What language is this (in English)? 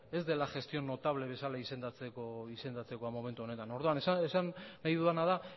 Basque